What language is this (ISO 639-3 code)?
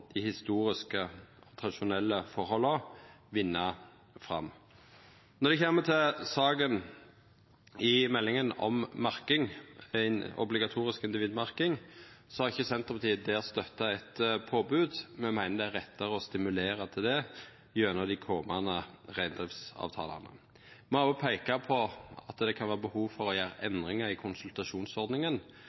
nno